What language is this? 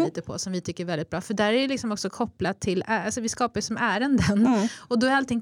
Swedish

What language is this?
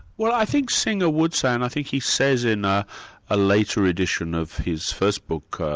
English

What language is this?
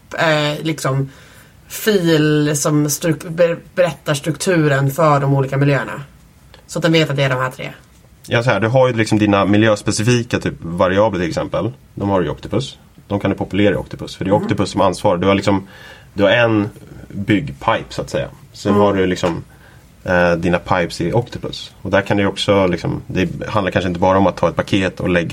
Swedish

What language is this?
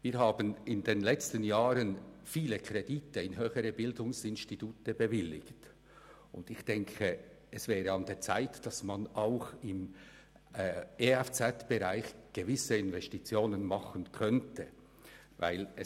Swiss German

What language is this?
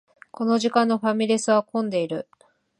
Japanese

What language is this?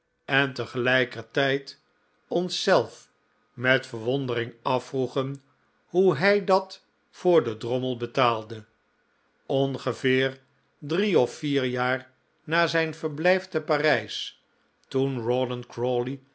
Dutch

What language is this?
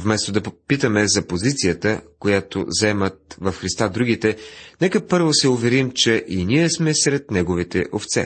Bulgarian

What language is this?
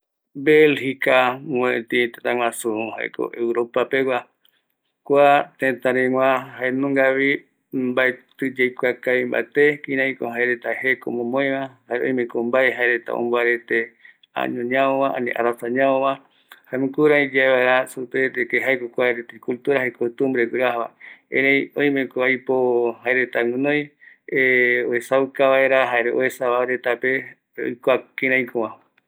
Eastern Bolivian Guaraní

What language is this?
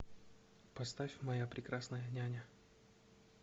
Russian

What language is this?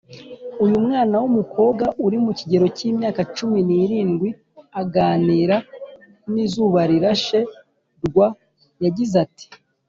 Kinyarwanda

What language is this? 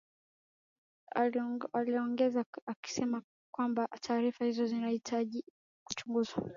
Swahili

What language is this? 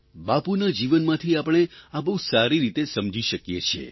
Gujarati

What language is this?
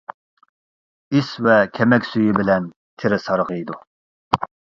Uyghur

